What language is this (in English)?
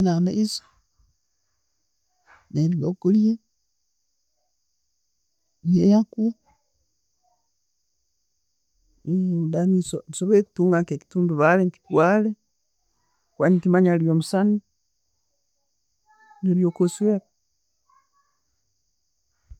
Tooro